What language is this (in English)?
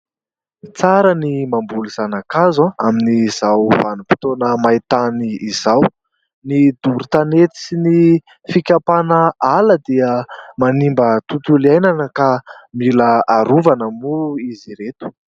Malagasy